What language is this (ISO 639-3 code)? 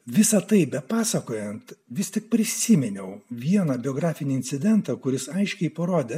lit